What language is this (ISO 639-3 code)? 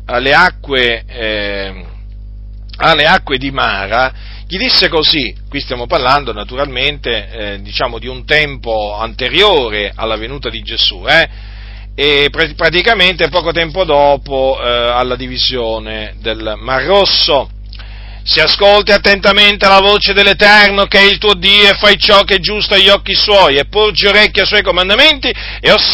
ita